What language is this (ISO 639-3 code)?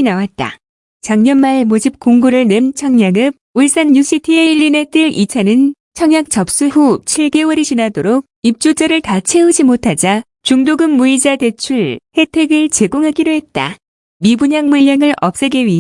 kor